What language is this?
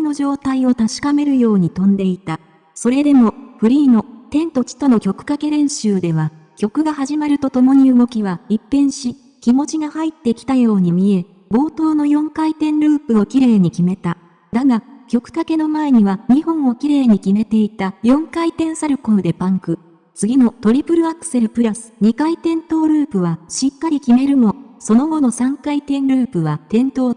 Japanese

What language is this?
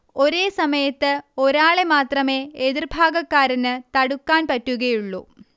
Malayalam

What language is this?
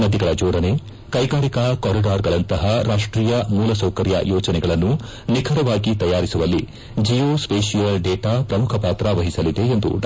Kannada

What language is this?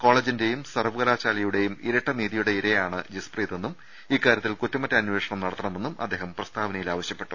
Malayalam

